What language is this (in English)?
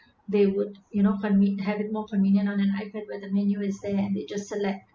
English